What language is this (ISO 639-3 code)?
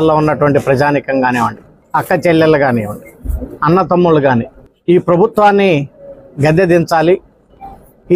tel